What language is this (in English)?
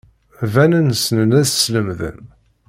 Kabyle